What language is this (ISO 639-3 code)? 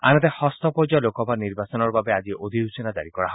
asm